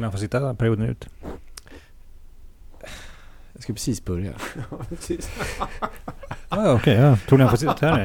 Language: Swedish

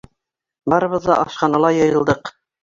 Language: Bashkir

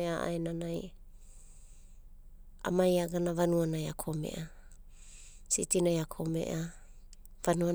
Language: Abadi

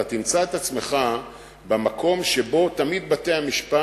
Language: Hebrew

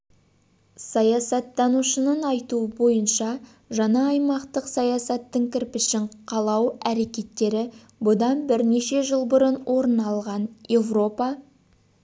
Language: Kazakh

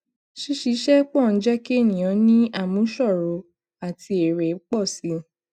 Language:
Yoruba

